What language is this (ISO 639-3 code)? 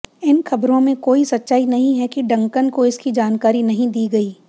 hin